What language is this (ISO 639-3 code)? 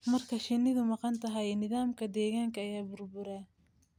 som